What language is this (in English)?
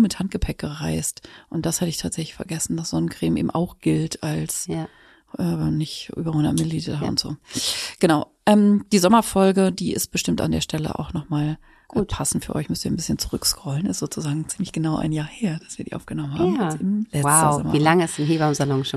German